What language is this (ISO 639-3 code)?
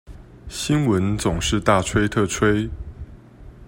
zho